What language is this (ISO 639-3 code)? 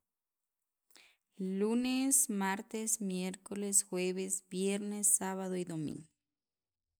quv